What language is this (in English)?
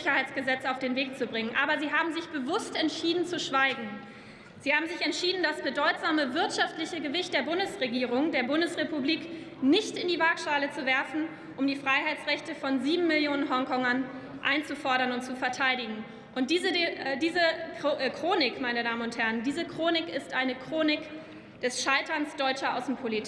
German